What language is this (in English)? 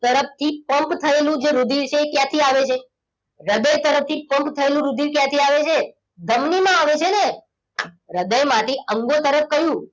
Gujarati